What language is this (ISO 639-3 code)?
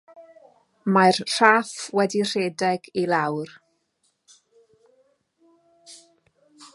cym